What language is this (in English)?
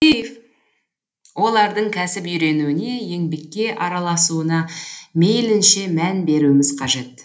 Kazakh